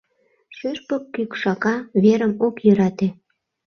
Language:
Mari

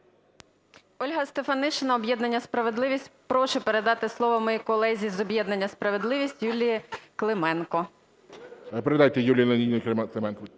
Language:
Ukrainian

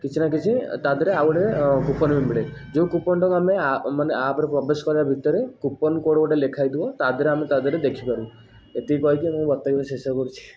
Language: Odia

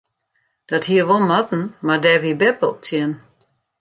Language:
Western Frisian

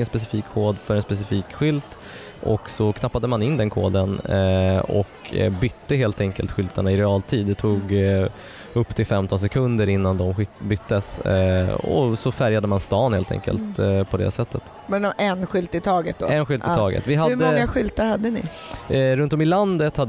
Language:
Swedish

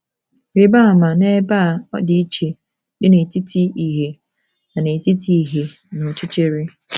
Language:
Igbo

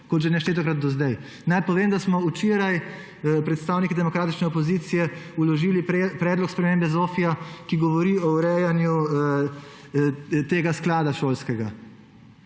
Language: Slovenian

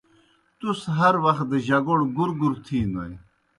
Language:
Kohistani Shina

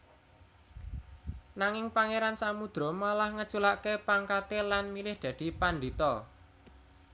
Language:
Javanese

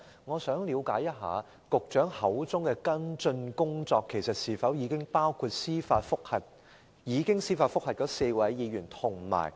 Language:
Cantonese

